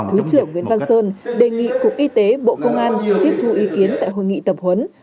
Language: Vietnamese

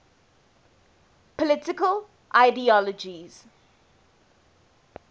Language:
English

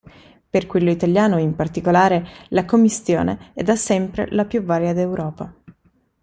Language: Italian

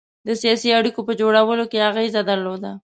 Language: Pashto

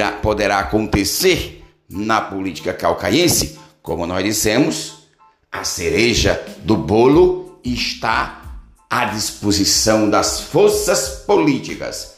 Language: Portuguese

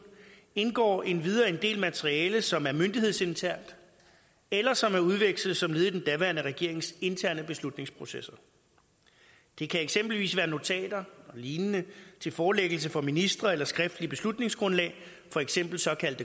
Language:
Danish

